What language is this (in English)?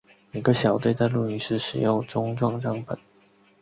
Chinese